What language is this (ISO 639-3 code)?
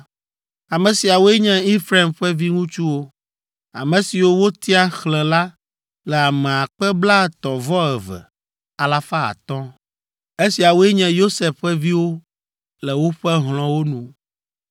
ewe